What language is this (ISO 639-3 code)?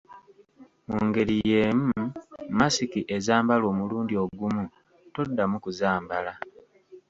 lug